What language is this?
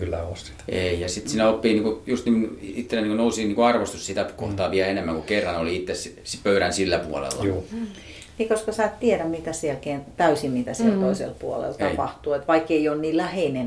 Finnish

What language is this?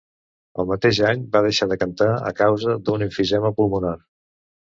Catalan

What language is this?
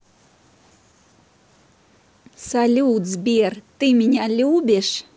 Russian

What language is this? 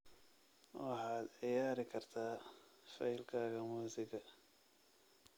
Somali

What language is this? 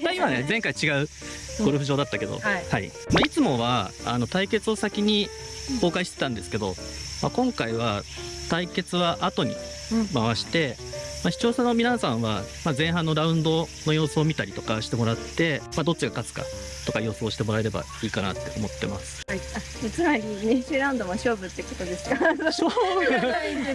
Japanese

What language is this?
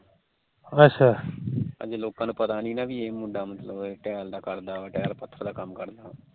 Punjabi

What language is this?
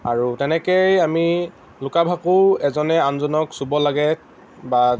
Assamese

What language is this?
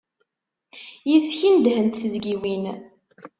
Kabyle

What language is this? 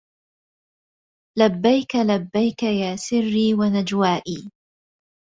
Arabic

